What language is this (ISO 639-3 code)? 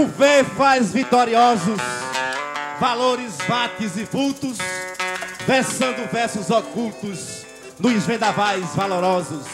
por